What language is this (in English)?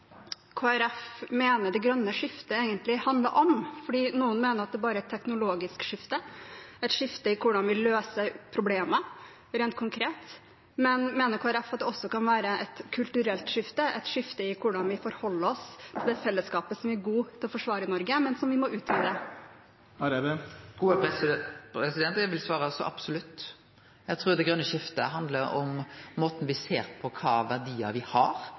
Norwegian